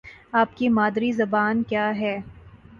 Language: Urdu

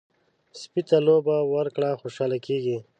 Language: Pashto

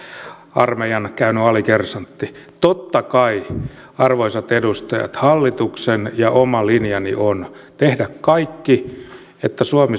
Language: Finnish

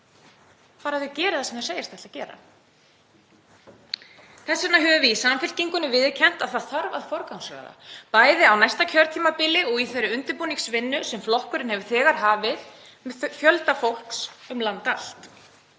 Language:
Icelandic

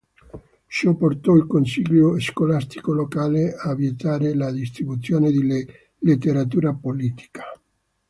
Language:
Italian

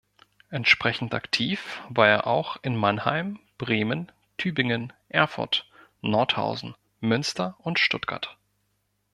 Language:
German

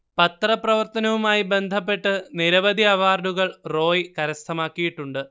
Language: Malayalam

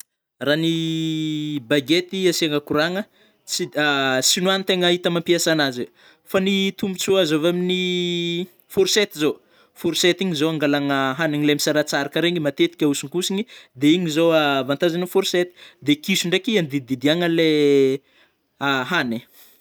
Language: Northern Betsimisaraka Malagasy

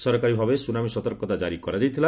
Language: Odia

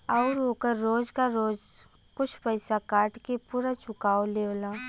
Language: Bhojpuri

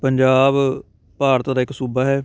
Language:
Punjabi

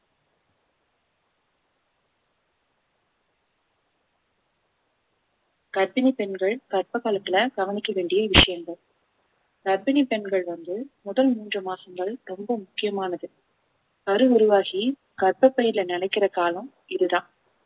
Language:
Tamil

